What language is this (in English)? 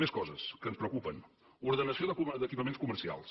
Catalan